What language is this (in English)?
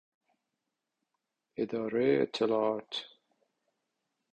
Persian